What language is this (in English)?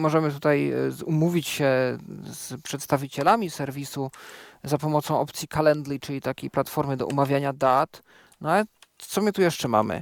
Polish